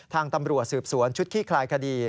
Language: Thai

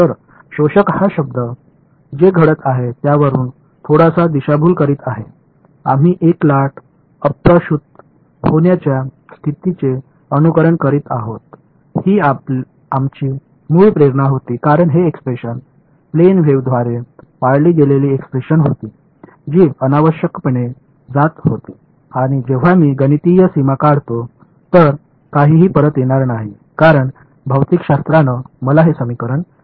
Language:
Marathi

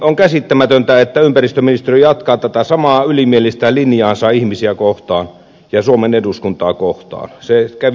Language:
Finnish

